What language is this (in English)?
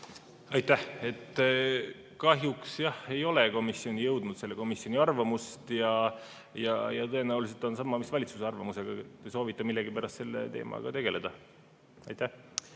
Estonian